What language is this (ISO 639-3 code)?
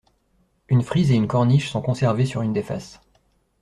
fra